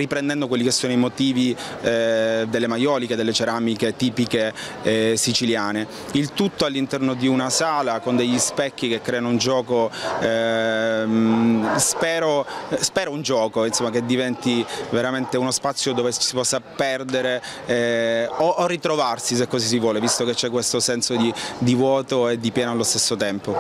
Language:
Italian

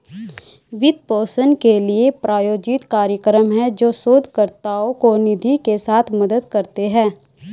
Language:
Hindi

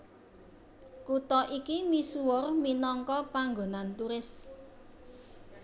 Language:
Javanese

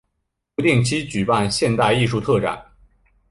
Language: Chinese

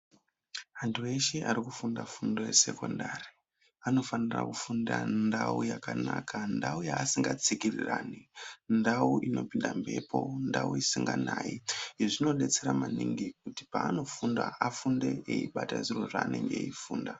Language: Ndau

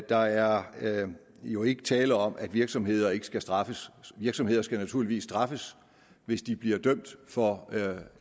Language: Danish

